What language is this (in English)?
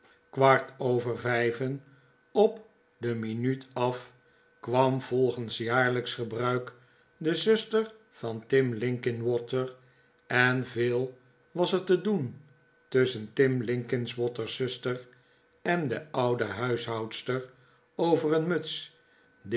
Dutch